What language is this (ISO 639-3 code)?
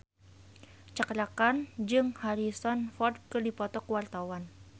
sun